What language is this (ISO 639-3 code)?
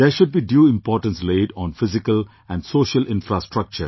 eng